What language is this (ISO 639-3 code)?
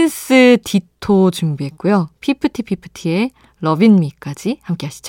kor